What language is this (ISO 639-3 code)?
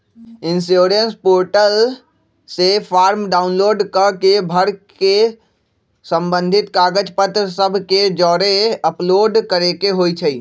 mag